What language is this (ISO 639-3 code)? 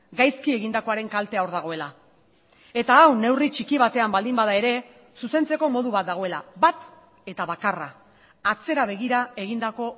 eus